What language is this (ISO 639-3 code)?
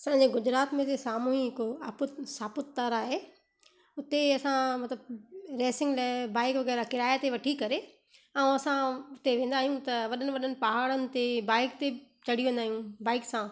snd